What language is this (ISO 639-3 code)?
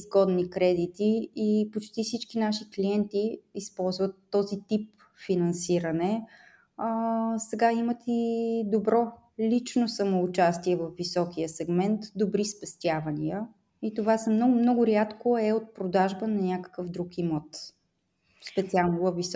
bul